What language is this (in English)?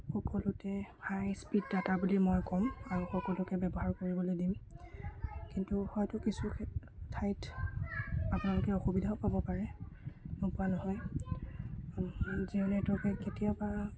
Assamese